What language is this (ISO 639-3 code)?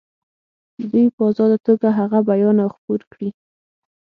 pus